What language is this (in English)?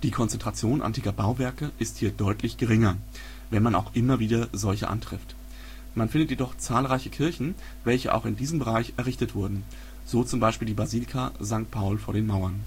German